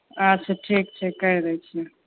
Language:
Maithili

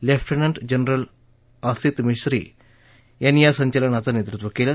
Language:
Marathi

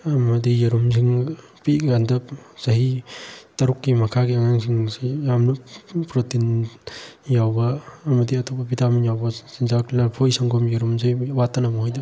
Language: Manipuri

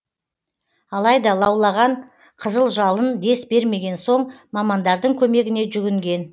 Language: Kazakh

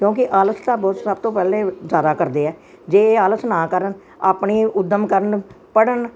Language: Punjabi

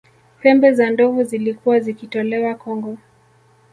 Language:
Swahili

